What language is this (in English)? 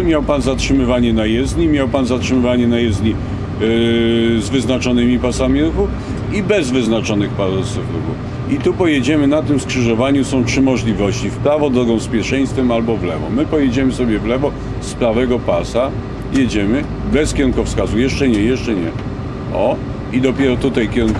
Polish